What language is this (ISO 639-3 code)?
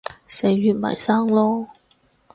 yue